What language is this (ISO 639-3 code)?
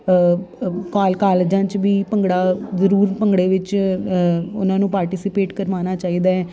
pan